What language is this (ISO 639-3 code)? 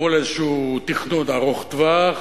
heb